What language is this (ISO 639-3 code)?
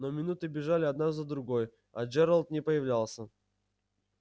rus